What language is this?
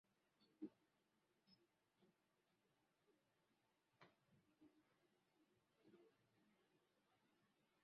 Swahili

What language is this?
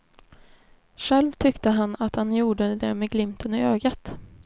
Swedish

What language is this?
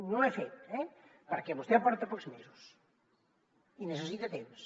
Catalan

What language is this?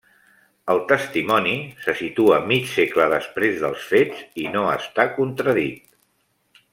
Catalan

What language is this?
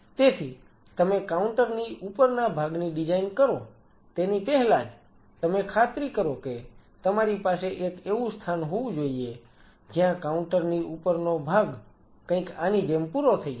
Gujarati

